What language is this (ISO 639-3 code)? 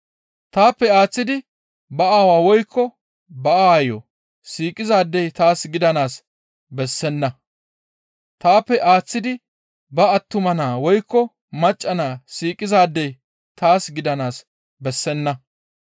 gmv